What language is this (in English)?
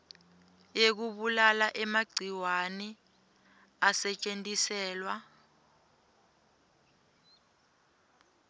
Swati